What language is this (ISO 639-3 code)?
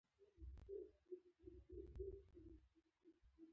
pus